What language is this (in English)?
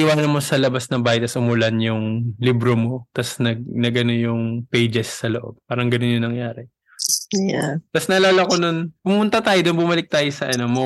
Filipino